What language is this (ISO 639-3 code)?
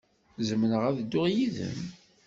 kab